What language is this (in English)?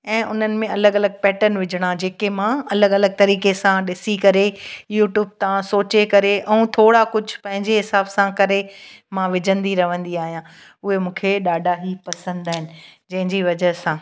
Sindhi